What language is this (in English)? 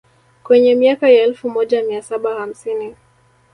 Swahili